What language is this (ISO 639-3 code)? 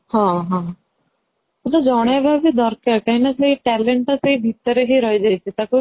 ori